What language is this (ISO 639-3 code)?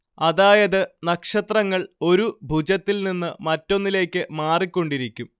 mal